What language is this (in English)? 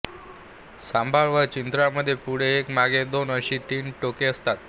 Marathi